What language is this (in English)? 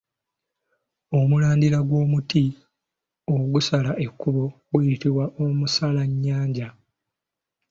Ganda